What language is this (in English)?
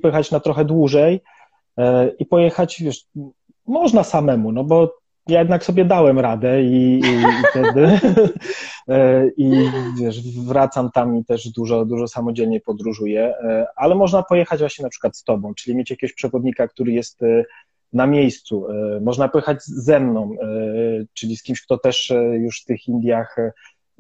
Polish